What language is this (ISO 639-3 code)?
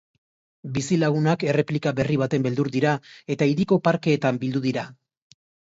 eus